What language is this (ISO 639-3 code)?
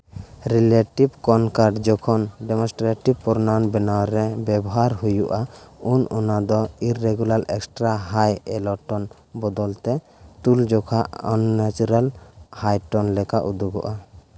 sat